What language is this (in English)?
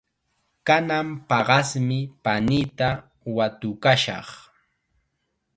Chiquián Ancash Quechua